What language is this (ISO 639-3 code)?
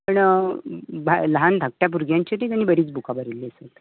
kok